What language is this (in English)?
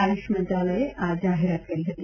Gujarati